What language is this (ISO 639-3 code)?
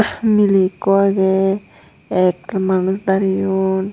ccp